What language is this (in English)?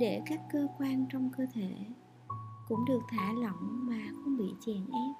Vietnamese